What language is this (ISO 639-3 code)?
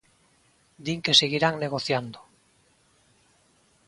glg